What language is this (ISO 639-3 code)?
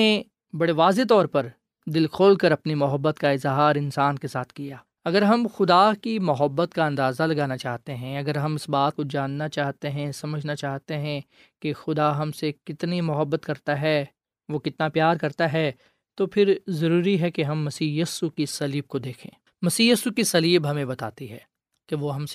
urd